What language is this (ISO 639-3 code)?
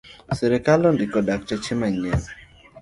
luo